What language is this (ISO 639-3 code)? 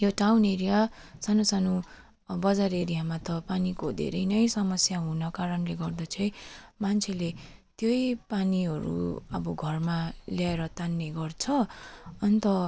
nep